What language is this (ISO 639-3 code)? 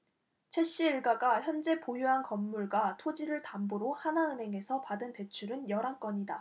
kor